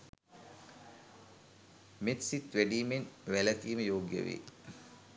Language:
Sinhala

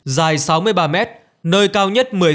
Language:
Vietnamese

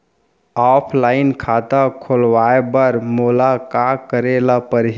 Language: Chhattisgarhi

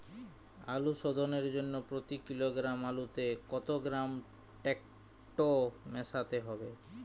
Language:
Bangla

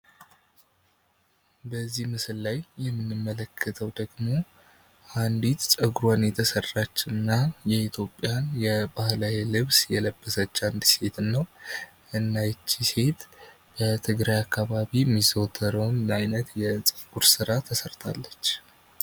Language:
Amharic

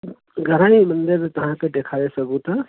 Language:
Sindhi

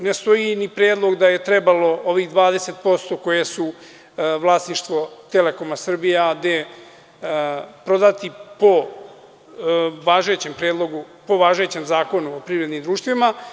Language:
Serbian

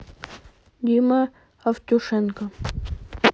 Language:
Russian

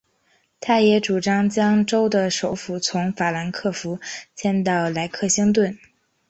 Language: Chinese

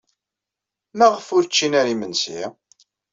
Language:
Kabyle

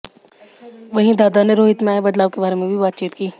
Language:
Hindi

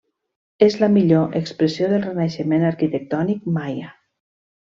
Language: Catalan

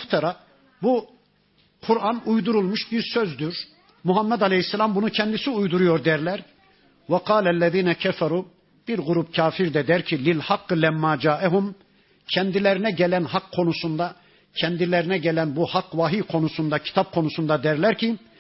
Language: Turkish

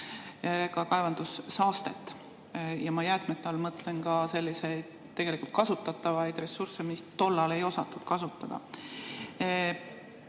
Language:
Estonian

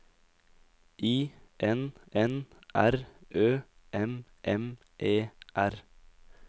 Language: Norwegian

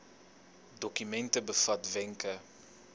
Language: Afrikaans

